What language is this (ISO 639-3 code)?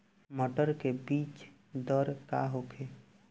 bho